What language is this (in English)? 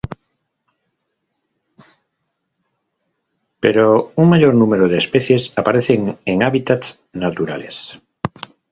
Spanish